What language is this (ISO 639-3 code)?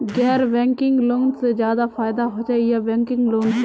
mag